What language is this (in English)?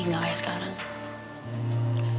Indonesian